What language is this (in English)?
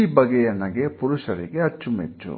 Kannada